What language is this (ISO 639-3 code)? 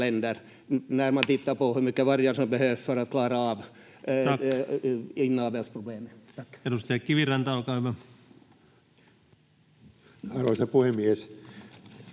fin